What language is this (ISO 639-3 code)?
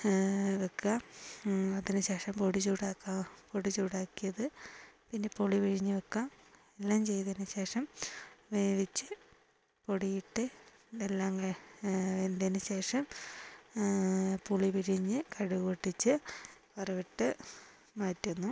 mal